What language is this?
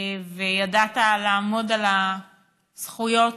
Hebrew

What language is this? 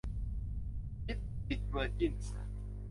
Thai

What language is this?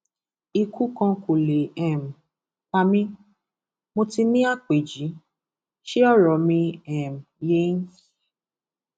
Yoruba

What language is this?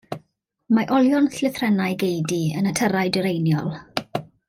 Welsh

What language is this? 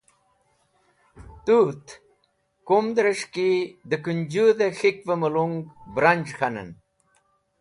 Wakhi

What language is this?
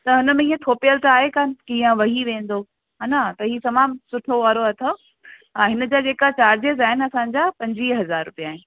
Sindhi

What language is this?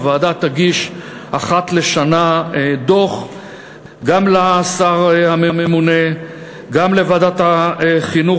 Hebrew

